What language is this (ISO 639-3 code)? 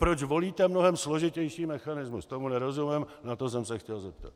ces